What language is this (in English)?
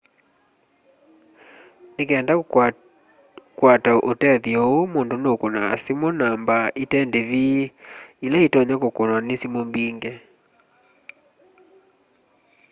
Kamba